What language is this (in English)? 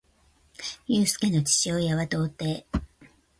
Japanese